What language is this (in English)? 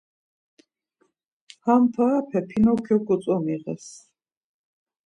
Laz